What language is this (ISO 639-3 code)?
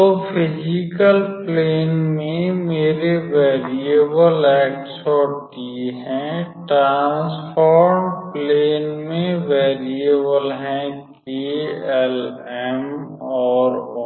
hin